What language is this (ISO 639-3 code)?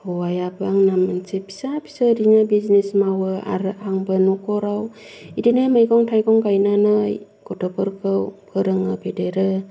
brx